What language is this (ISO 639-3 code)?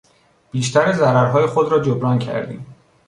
fas